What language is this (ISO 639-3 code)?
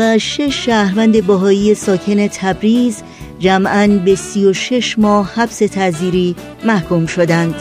fas